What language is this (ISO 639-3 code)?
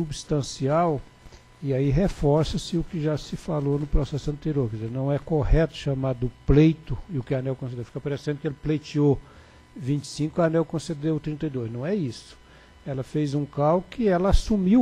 por